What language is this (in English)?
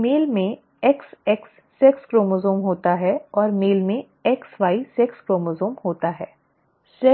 Hindi